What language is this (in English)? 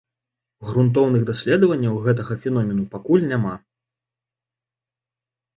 Belarusian